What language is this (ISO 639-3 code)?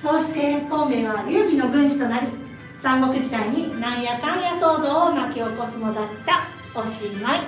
jpn